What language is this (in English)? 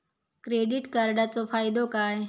Marathi